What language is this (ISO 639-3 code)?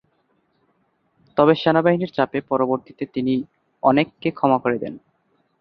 ben